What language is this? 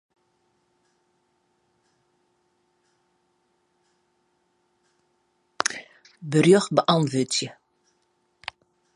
Western Frisian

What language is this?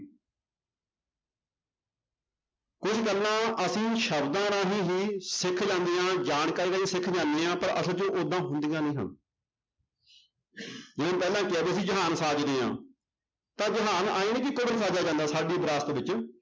Punjabi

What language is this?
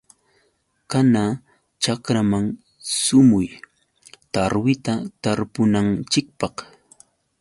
Yauyos Quechua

